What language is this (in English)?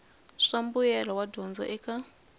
Tsonga